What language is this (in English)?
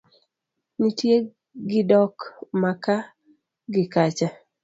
Luo (Kenya and Tanzania)